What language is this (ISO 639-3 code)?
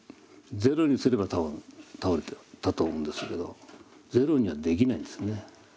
jpn